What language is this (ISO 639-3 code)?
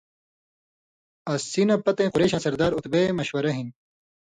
mvy